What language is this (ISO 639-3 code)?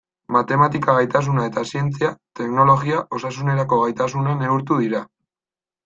eus